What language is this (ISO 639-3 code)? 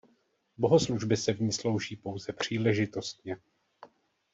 ces